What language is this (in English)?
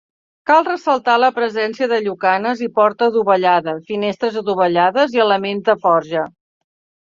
Catalan